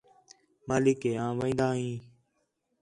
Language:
Khetrani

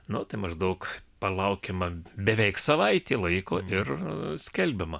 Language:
Lithuanian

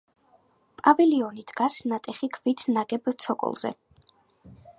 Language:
Georgian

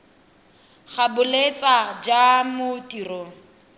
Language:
Tswana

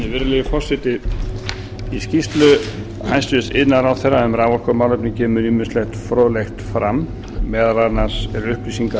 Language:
Icelandic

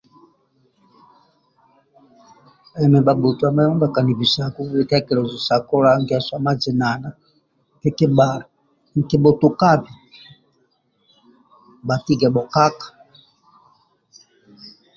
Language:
Amba (Uganda)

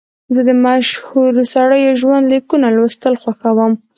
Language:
Pashto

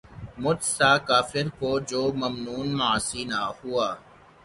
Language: Urdu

